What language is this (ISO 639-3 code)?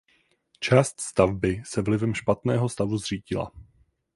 ces